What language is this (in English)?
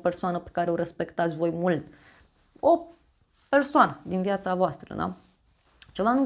Romanian